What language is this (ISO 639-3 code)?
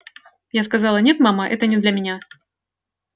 rus